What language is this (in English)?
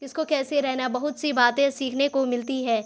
Urdu